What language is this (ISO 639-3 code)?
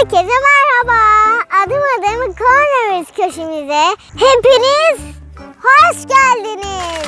tur